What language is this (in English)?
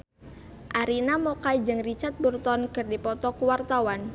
Sundanese